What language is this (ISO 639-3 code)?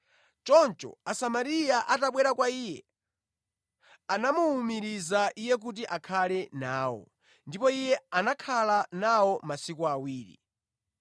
nya